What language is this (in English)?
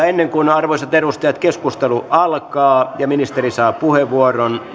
Finnish